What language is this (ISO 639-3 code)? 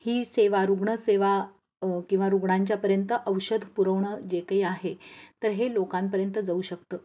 mar